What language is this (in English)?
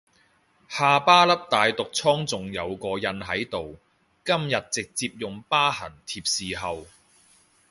Cantonese